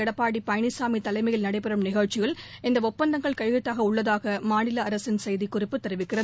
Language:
Tamil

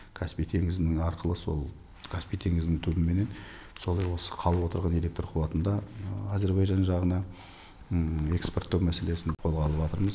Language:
Kazakh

